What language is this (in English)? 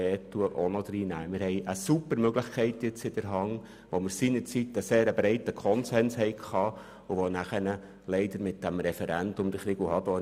Swiss German